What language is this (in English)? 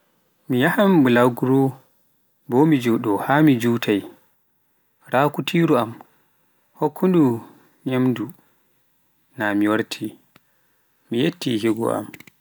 Pular